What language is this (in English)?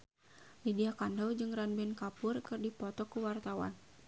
Sundanese